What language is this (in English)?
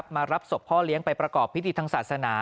Thai